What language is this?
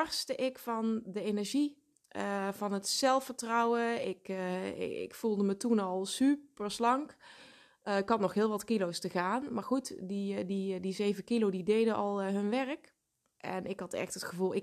Dutch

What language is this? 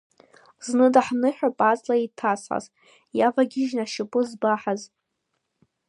Abkhazian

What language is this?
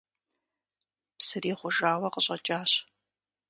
Kabardian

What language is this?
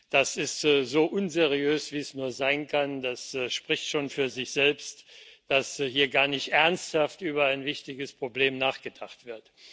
German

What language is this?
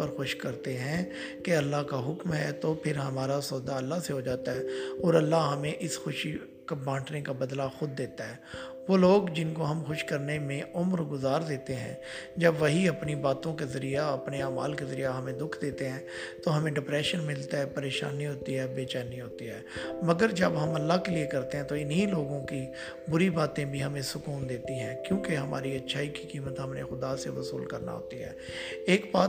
Urdu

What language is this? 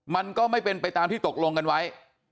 Thai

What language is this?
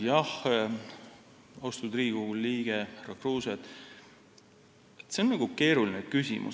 Estonian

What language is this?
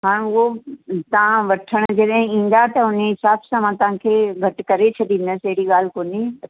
Sindhi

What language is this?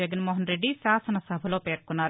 Telugu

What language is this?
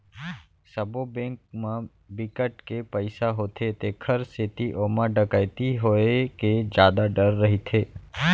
Chhattisgarhi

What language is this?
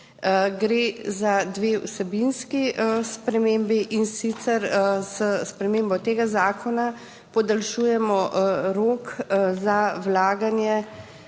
Slovenian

